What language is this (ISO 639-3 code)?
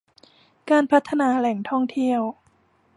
tha